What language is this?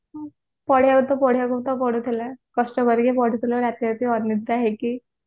Odia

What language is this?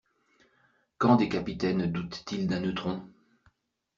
French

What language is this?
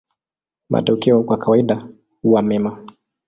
Swahili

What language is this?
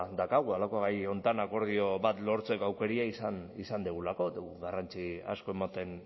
Basque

